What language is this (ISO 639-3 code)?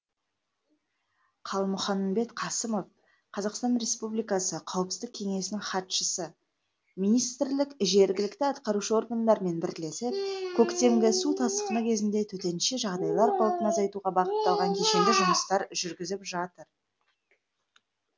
kaz